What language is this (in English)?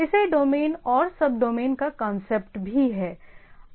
Hindi